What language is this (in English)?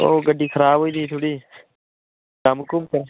Dogri